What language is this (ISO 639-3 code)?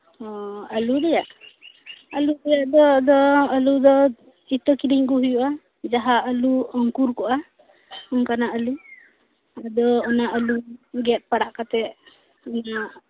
sat